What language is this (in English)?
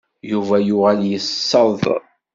Kabyle